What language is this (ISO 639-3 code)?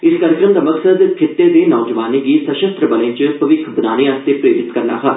doi